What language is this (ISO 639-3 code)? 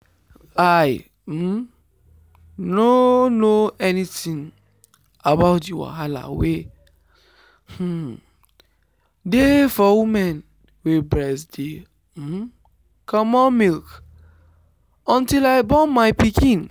pcm